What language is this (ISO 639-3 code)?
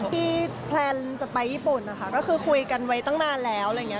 tha